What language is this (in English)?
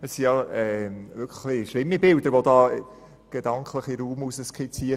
Swiss German